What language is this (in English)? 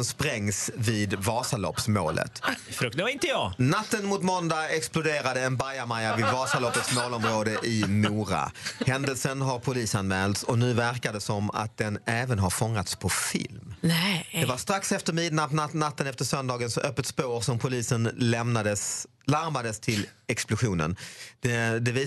Swedish